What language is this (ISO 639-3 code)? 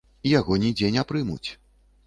bel